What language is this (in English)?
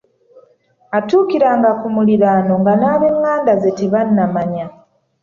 Ganda